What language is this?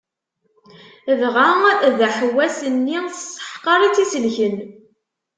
Kabyle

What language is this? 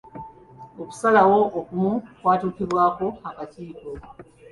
Ganda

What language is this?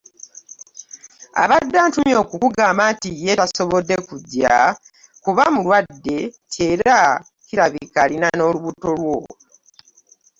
Ganda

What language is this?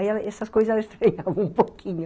Portuguese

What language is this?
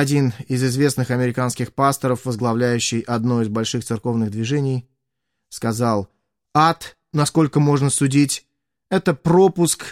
Russian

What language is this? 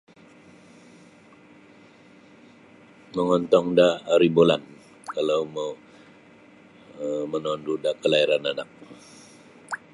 Sabah Bisaya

